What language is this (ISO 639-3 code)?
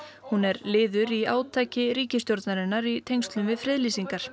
isl